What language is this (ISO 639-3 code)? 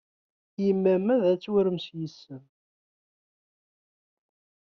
kab